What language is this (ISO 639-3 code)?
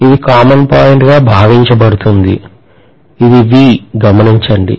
tel